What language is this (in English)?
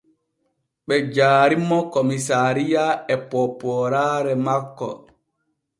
Borgu Fulfulde